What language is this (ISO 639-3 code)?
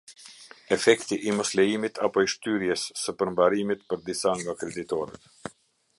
sqi